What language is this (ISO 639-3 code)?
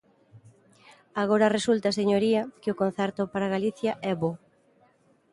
glg